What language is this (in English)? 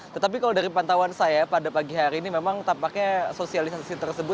Indonesian